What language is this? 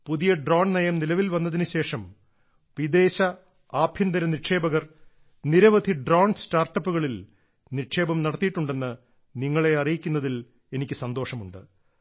Malayalam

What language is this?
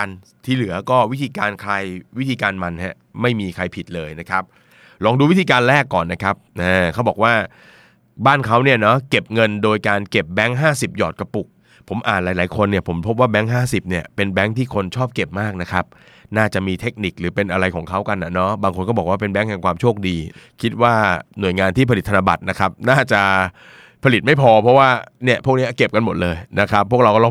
Thai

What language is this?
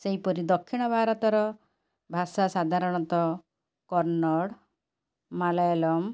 Odia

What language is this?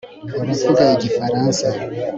Kinyarwanda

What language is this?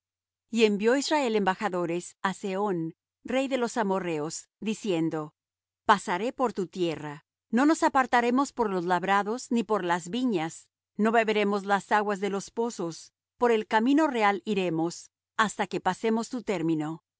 Spanish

